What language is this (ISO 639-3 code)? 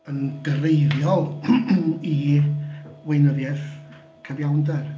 cym